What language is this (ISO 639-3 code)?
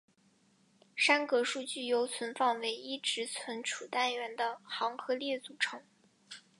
zho